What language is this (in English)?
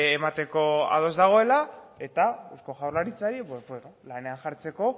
Basque